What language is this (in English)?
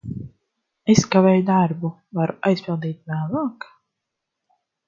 Latvian